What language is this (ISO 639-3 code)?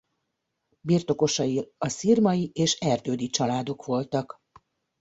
hun